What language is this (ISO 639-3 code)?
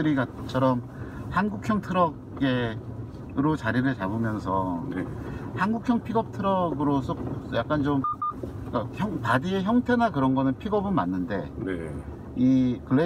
kor